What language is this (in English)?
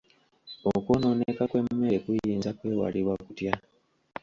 Ganda